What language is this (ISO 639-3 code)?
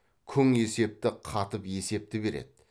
kaz